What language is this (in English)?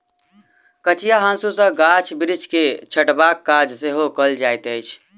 Maithili